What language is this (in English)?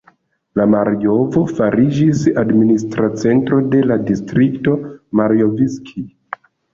Esperanto